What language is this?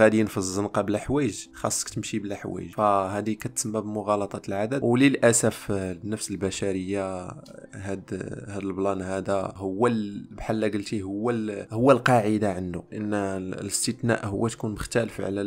Arabic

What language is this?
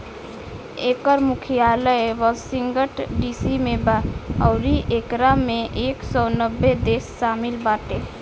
Bhojpuri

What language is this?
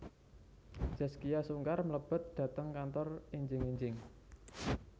Javanese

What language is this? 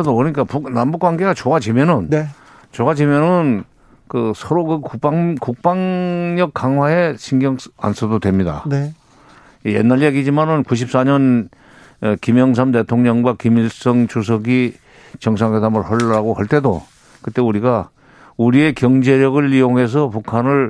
Korean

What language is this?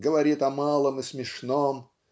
Russian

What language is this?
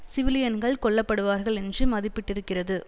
Tamil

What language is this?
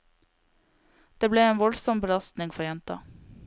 Norwegian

